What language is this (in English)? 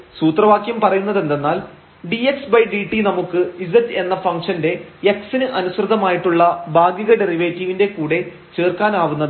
Malayalam